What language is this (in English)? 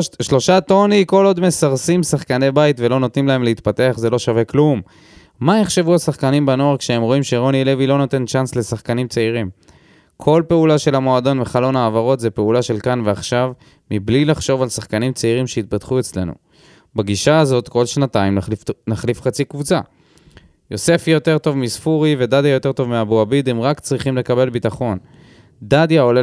Hebrew